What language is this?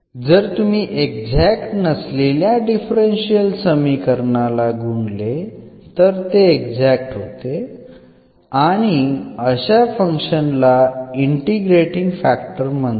Marathi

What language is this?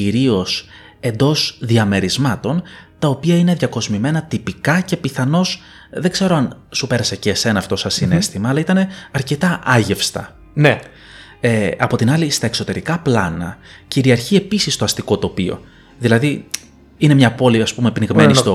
Greek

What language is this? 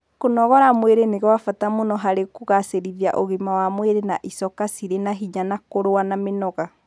Kikuyu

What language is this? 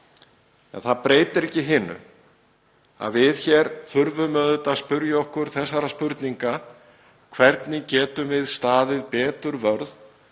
Icelandic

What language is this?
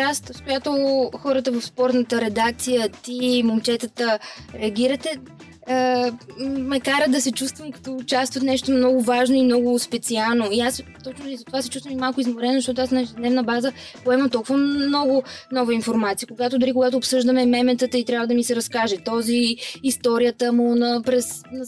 Bulgarian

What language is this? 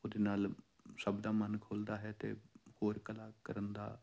Punjabi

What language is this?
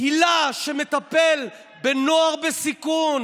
Hebrew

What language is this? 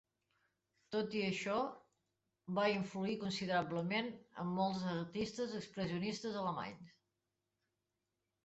Catalan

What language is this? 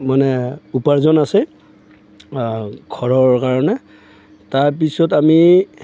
Assamese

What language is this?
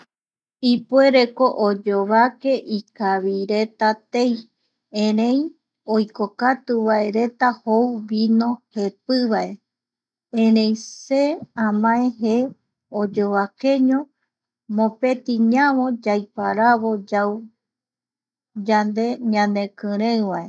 Eastern Bolivian Guaraní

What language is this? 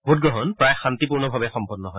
Assamese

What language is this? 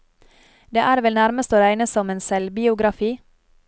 Norwegian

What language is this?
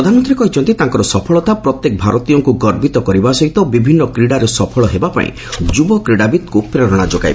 Odia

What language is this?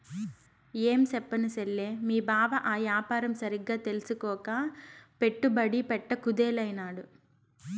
Telugu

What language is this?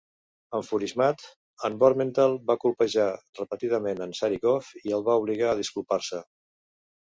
Catalan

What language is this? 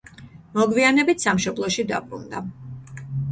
Georgian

